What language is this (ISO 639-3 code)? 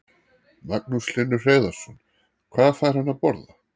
isl